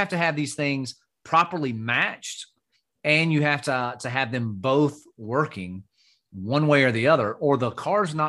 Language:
English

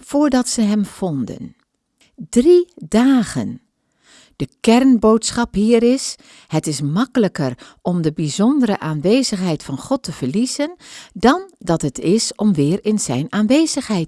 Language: Dutch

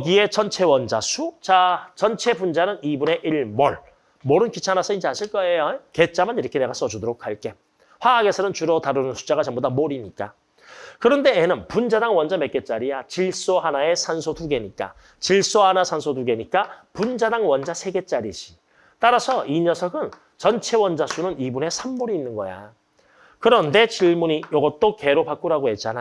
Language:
Korean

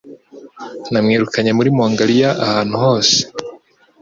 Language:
Kinyarwanda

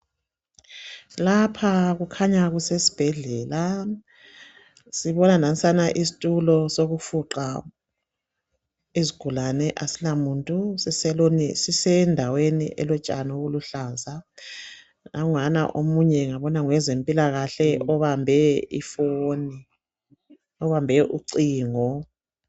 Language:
North Ndebele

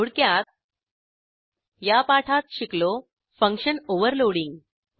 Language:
Marathi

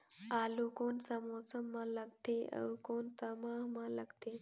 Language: Chhattisgarhi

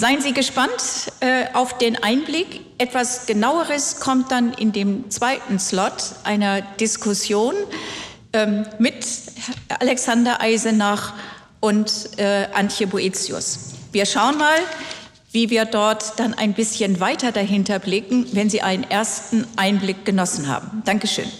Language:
German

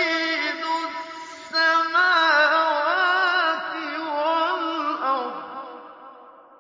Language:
Arabic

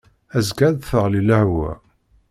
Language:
Kabyle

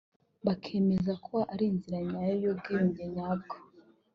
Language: Kinyarwanda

